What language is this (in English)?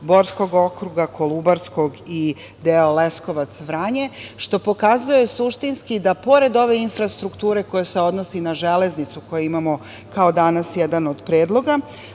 Serbian